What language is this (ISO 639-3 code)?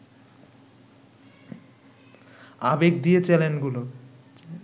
ben